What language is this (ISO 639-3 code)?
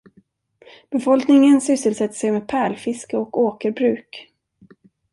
swe